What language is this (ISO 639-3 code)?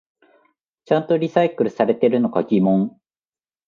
jpn